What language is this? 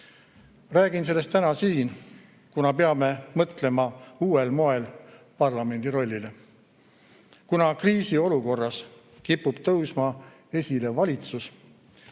Estonian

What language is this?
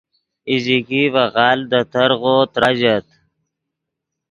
Yidgha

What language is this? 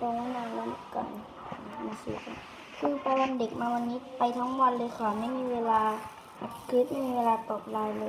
Thai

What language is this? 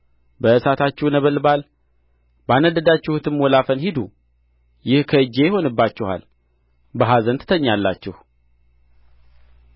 Amharic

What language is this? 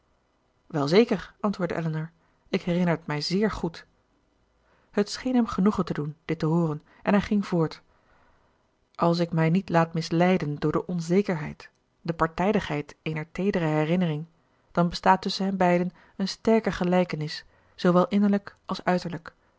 Dutch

